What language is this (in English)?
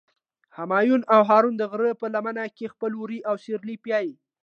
Pashto